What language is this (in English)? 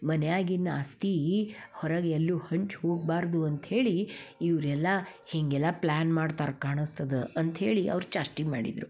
Kannada